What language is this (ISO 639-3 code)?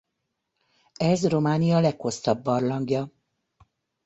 hun